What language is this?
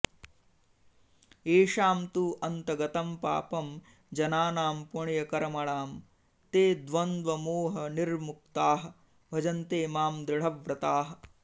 Sanskrit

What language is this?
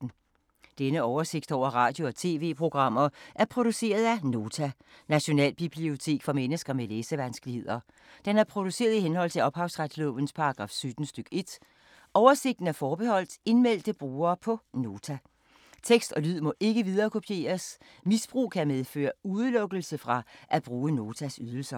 Danish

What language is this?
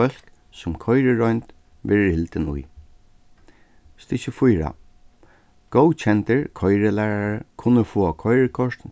Faroese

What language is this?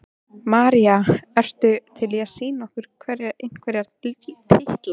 Icelandic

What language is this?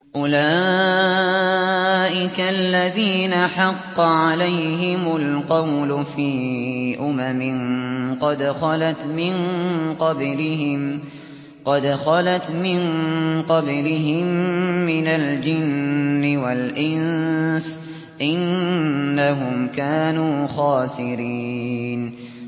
Arabic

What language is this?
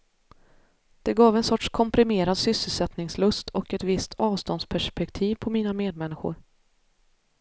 Swedish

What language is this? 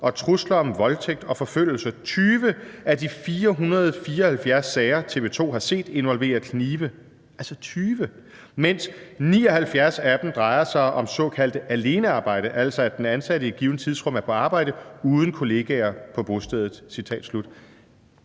Danish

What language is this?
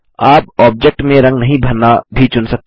Hindi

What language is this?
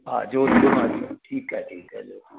Sindhi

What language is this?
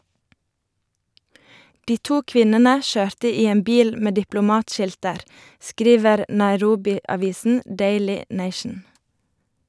Norwegian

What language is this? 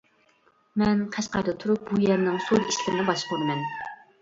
Uyghur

